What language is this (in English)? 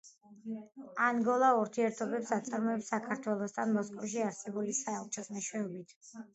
Georgian